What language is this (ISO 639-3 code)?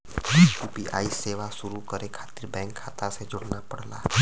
bho